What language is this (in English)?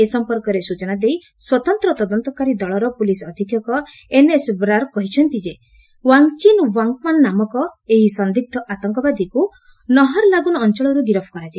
Odia